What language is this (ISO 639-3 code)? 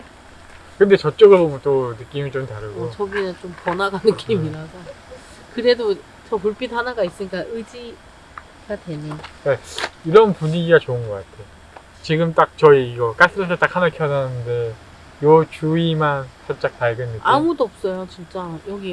kor